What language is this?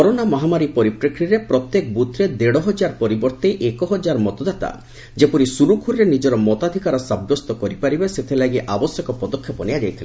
Odia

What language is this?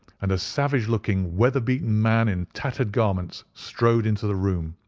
English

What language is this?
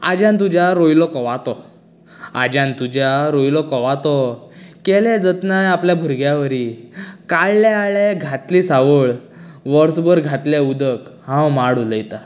Konkani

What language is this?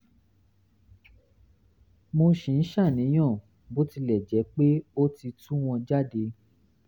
Yoruba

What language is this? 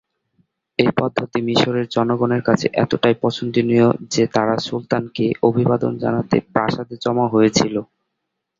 Bangla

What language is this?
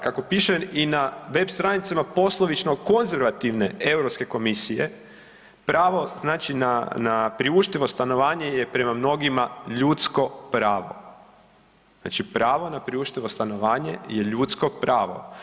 Croatian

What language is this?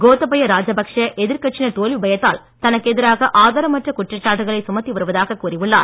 Tamil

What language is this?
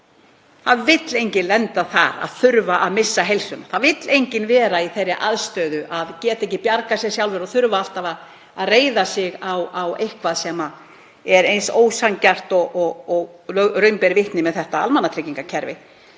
Icelandic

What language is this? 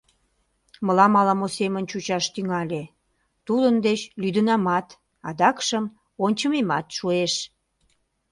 Mari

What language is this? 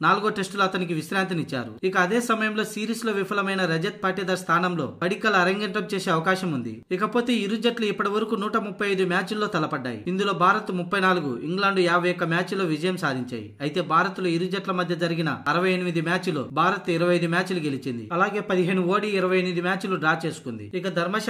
Telugu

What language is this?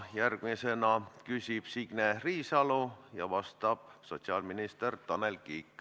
Estonian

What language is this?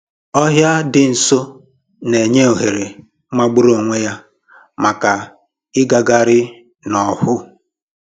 Igbo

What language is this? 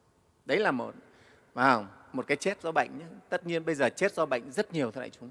Vietnamese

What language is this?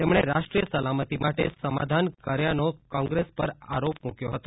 Gujarati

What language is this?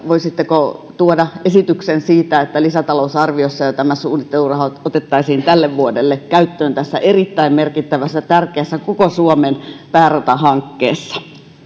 Finnish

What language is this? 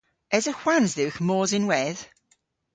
Cornish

